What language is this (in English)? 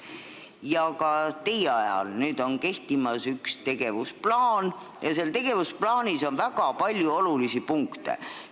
Estonian